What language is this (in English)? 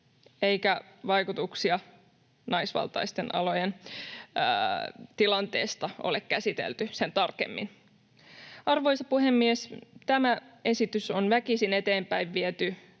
Finnish